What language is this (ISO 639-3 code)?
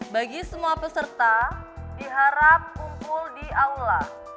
ind